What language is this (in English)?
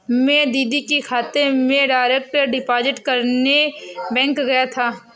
Hindi